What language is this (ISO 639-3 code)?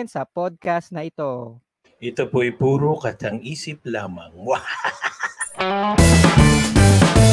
fil